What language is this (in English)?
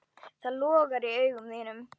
Icelandic